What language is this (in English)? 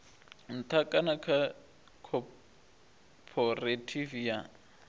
Venda